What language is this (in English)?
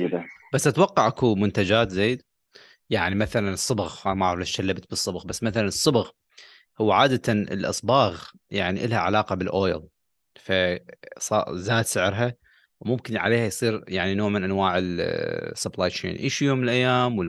Arabic